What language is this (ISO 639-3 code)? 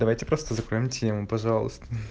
rus